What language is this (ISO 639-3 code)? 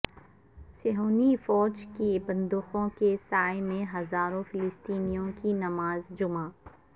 urd